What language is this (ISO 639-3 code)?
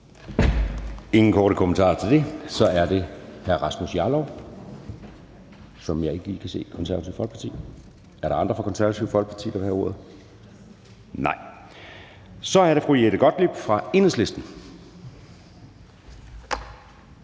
dan